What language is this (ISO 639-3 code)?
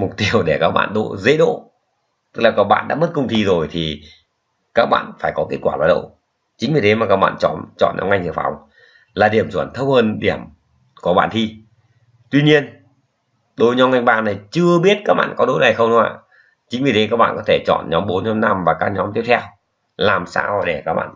vie